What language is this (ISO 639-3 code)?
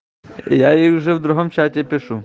rus